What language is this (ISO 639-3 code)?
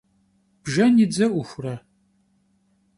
kbd